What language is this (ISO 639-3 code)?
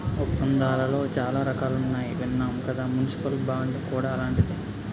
tel